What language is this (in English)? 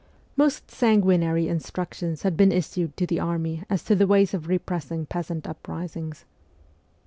English